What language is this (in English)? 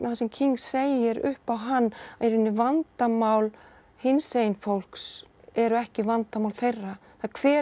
Icelandic